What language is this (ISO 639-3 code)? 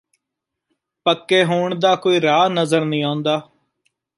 pan